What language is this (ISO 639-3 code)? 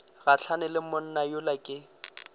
nso